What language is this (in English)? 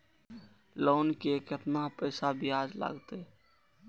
Maithili